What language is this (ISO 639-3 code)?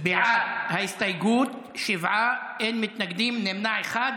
heb